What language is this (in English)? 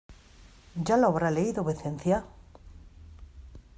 Spanish